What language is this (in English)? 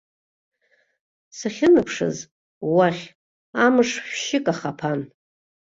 Abkhazian